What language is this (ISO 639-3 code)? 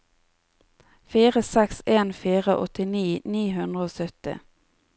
nor